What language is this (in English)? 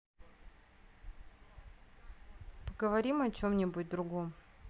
Russian